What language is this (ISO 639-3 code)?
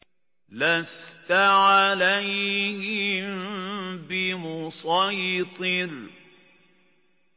ara